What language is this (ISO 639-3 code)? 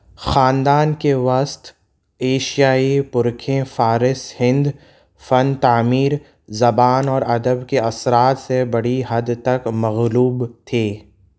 urd